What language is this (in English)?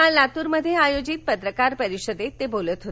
Marathi